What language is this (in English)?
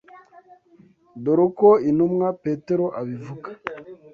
Kinyarwanda